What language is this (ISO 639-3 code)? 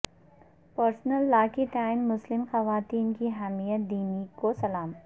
urd